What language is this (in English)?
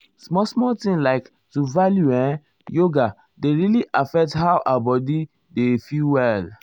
Nigerian Pidgin